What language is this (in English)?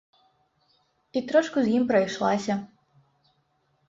Belarusian